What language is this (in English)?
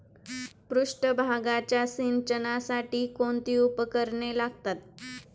Marathi